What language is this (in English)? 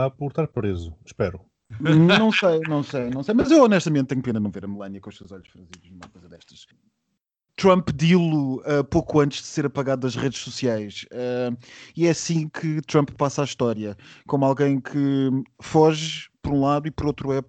Portuguese